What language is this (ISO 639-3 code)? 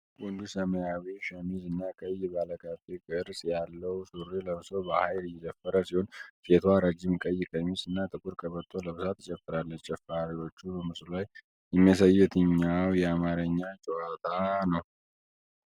amh